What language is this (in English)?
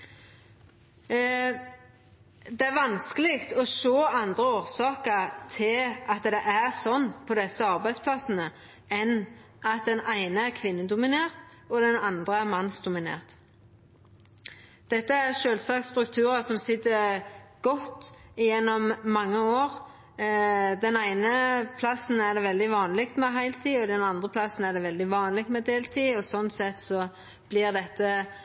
Norwegian Nynorsk